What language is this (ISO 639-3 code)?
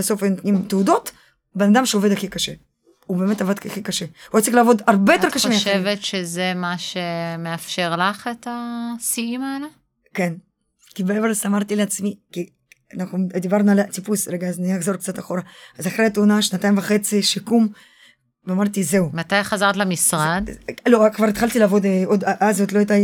heb